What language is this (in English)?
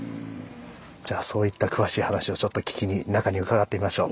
Japanese